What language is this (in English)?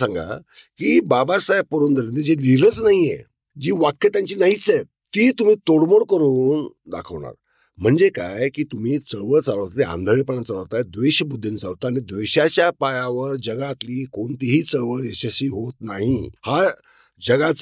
Marathi